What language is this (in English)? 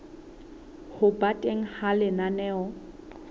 Southern Sotho